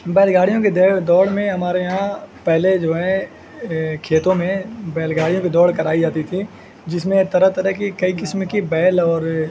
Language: Urdu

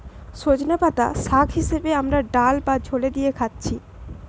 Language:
Bangla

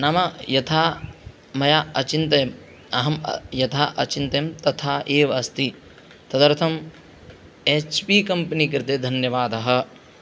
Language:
Sanskrit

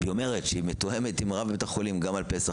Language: Hebrew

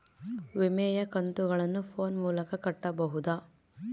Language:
Kannada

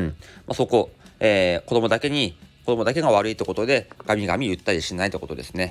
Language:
Japanese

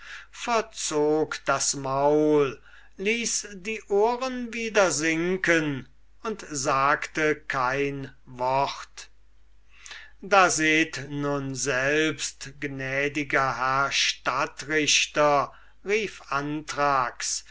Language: German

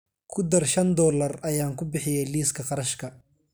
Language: Somali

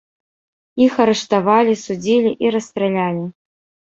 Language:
Belarusian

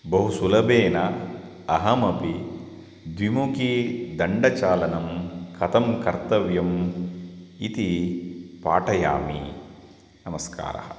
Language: Sanskrit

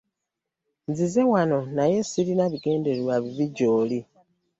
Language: Ganda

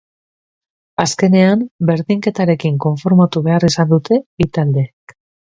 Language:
Basque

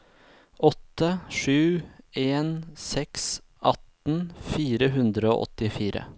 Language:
Norwegian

